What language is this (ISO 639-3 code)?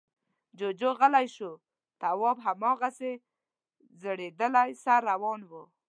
pus